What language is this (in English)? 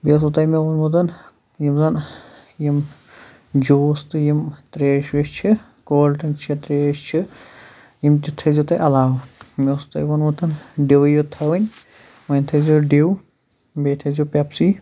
Kashmiri